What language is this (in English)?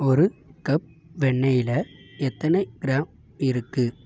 Tamil